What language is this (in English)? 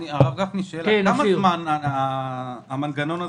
Hebrew